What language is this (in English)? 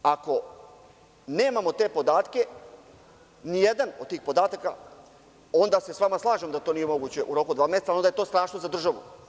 Serbian